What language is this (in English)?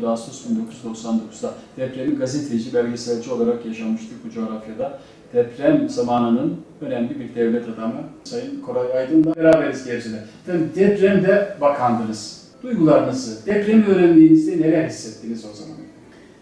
Turkish